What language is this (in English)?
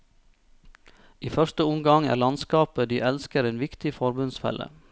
Norwegian